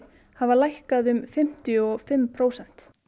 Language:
Icelandic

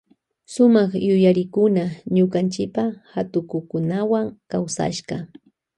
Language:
Loja Highland Quichua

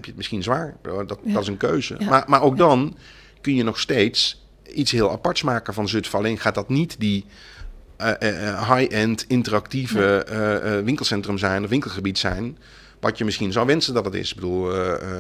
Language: Dutch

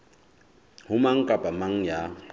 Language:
Southern Sotho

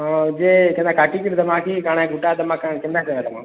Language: Odia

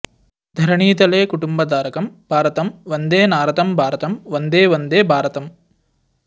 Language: Sanskrit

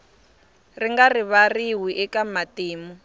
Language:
Tsonga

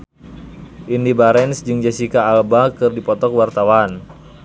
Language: Sundanese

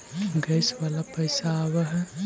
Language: Magahi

